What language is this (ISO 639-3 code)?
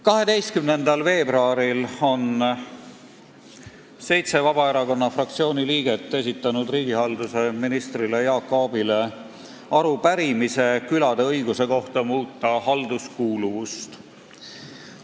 est